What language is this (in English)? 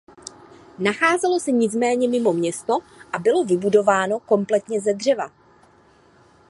Czech